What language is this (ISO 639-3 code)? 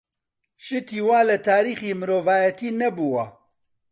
ckb